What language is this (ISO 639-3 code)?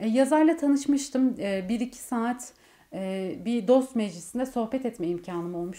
tur